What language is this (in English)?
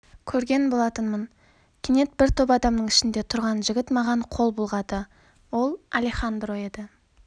Kazakh